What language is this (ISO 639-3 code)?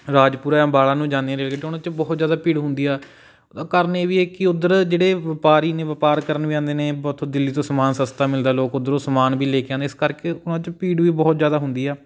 pan